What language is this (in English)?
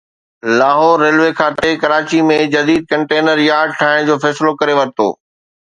Sindhi